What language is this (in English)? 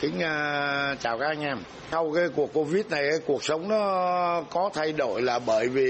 Vietnamese